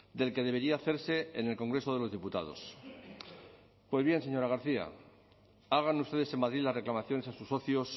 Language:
Spanish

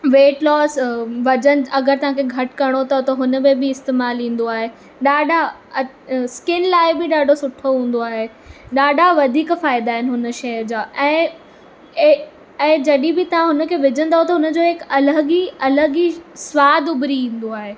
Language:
Sindhi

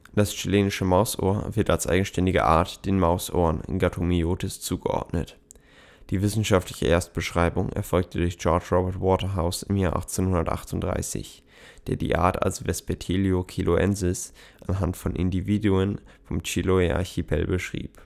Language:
German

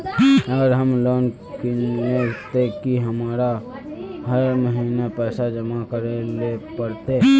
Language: Magahi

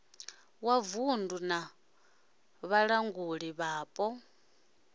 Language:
Venda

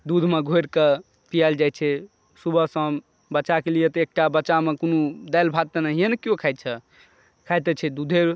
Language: Maithili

